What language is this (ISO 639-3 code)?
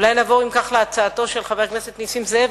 heb